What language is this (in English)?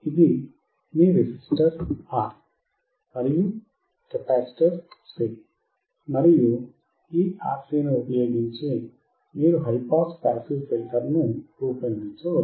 Telugu